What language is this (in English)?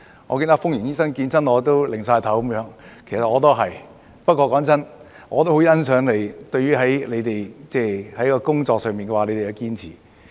Cantonese